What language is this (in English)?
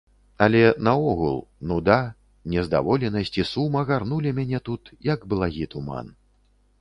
Belarusian